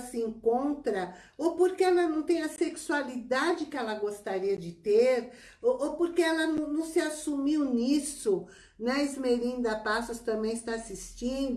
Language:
Portuguese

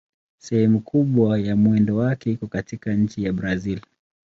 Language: Swahili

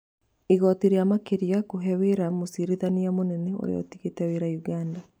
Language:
Kikuyu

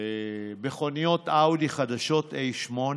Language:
Hebrew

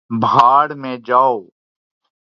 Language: Urdu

